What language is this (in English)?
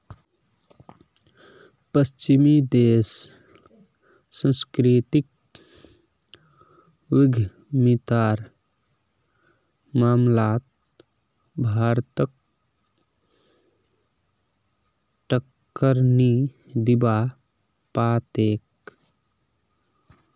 Magahi